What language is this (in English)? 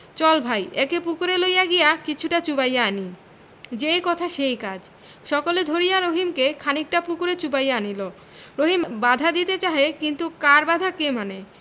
Bangla